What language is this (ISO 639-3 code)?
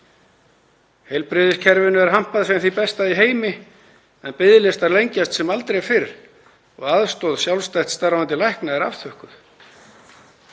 isl